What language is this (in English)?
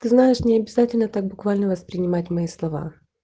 Russian